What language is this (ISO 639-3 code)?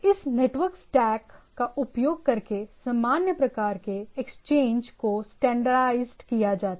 hin